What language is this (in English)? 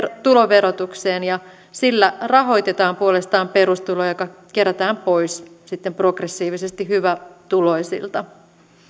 Finnish